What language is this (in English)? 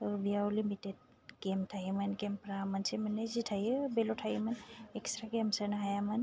Bodo